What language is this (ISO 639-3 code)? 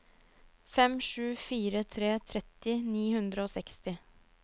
nor